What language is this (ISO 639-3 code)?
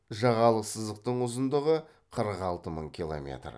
kaz